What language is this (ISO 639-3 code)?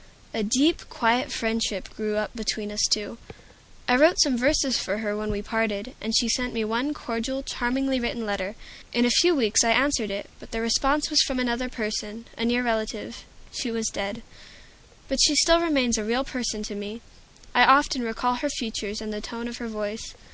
eng